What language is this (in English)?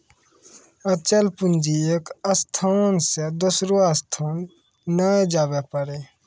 Maithili